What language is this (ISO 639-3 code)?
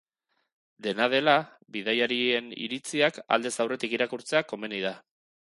eus